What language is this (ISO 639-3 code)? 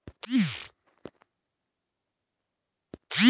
kan